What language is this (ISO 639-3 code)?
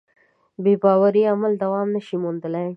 pus